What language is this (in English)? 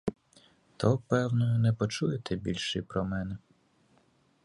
Ukrainian